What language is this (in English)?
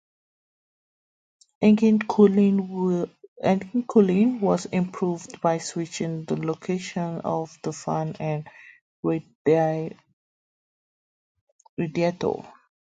English